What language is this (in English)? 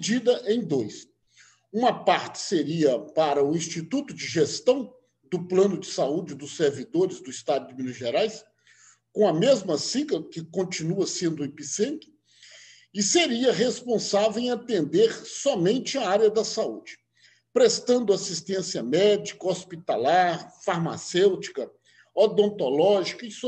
Portuguese